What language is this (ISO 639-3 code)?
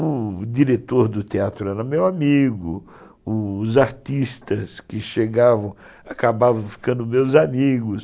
por